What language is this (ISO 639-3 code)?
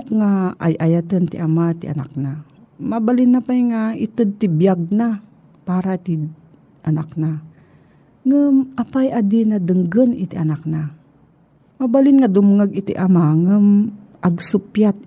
fil